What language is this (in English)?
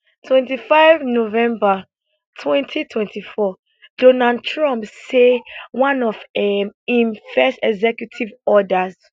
Nigerian Pidgin